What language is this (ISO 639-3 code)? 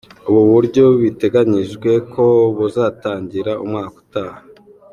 kin